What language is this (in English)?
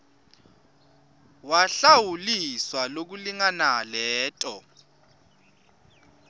Swati